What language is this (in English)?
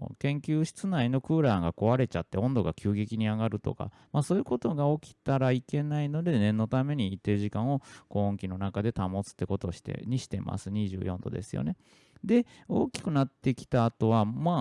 Japanese